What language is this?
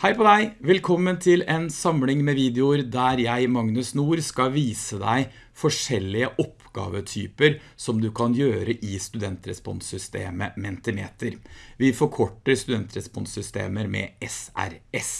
Norwegian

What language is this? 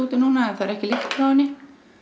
Icelandic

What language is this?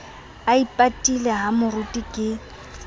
Southern Sotho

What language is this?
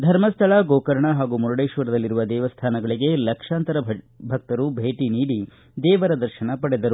Kannada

